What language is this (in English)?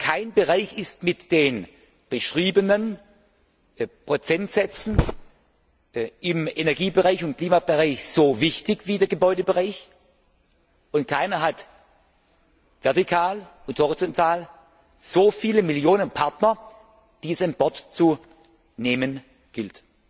German